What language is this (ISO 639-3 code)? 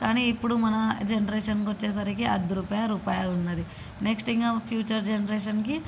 tel